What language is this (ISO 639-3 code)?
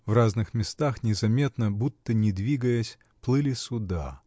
rus